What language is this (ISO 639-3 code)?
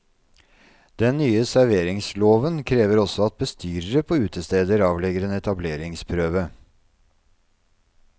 nor